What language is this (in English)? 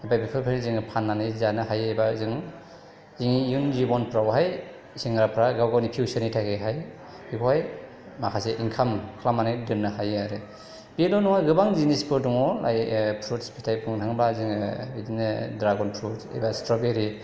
Bodo